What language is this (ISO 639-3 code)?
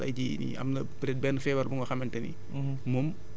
wol